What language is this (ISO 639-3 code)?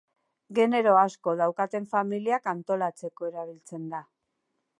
eus